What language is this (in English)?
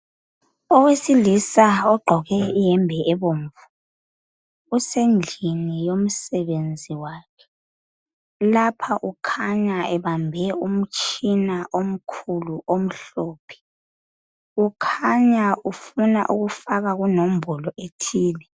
North Ndebele